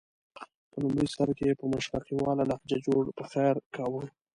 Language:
Pashto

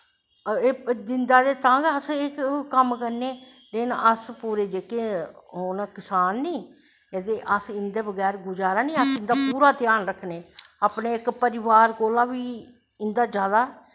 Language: Dogri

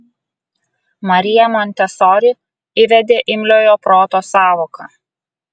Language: Lithuanian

